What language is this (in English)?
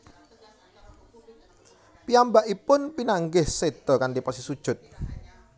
Javanese